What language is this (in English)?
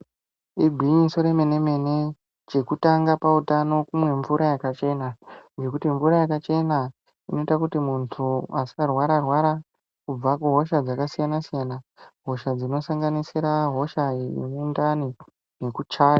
Ndau